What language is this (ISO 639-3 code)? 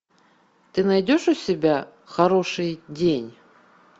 rus